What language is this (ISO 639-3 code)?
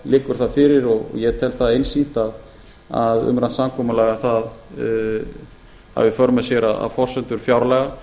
isl